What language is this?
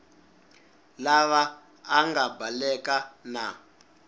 Tsonga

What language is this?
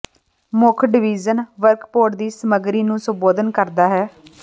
Punjabi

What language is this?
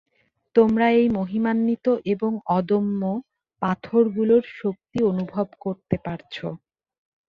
Bangla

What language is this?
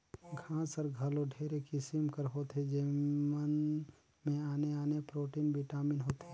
Chhattisgarhi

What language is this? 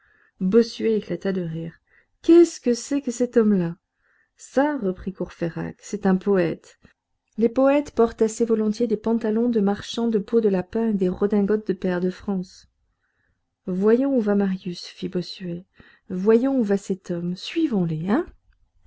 French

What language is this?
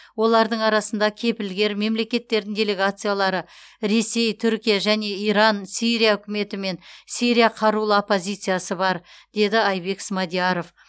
Kazakh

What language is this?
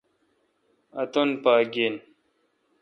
Kalkoti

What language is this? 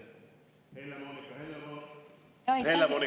Estonian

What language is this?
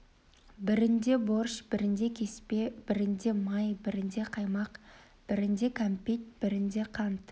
Kazakh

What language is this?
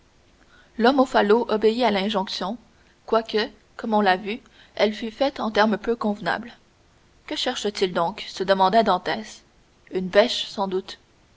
French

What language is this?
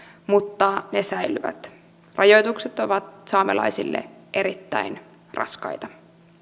Finnish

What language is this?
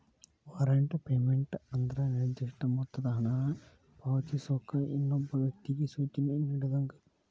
Kannada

